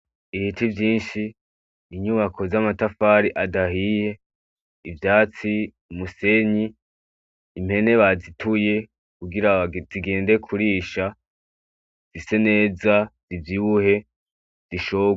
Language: Rundi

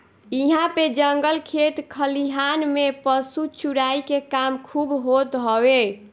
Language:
Bhojpuri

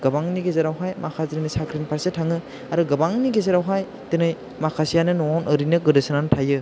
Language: Bodo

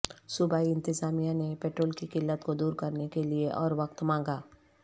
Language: Urdu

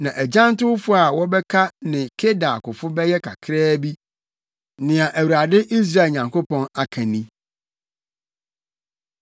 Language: Akan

